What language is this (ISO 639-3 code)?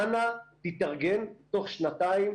heb